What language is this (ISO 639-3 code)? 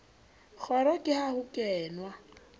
sot